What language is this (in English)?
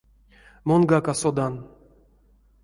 Erzya